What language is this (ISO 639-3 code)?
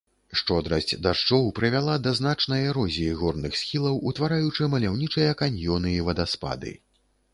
bel